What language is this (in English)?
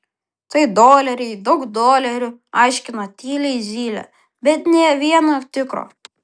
Lithuanian